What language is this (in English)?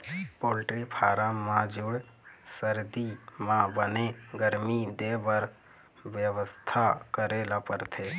Chhattisgarhi